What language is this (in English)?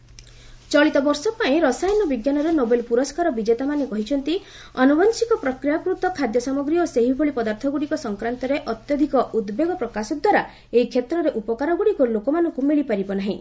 Odia